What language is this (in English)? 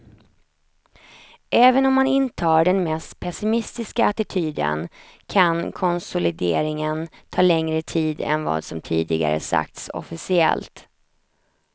Swedish